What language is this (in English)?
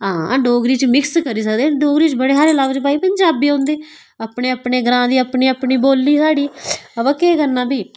Dogri